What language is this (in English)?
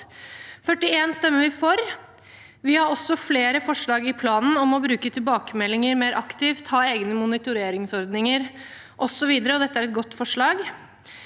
Norwegian